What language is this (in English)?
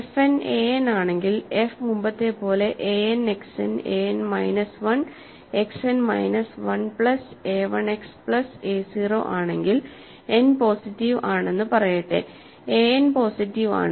Malayalam